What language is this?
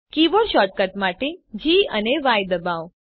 Gujarati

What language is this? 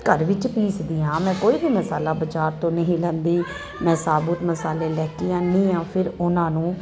Punjabi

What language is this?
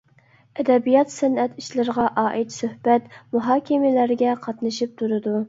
Uyghur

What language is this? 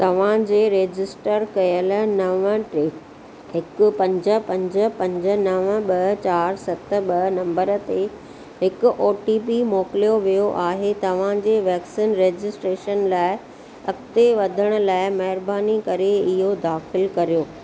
Sindhi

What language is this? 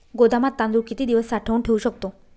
Marathi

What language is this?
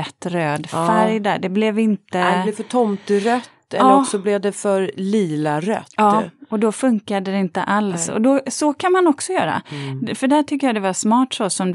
Swedish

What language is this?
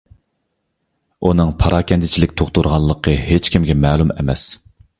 Uyghur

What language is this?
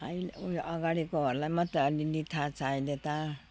Nepali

